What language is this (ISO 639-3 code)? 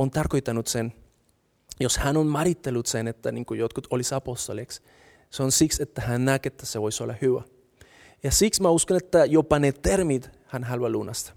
fin